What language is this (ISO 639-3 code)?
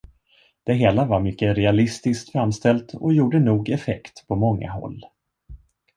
swe